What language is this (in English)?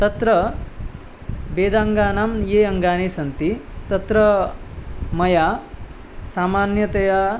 Sanskrit